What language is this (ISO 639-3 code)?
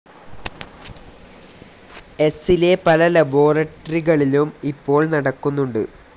mal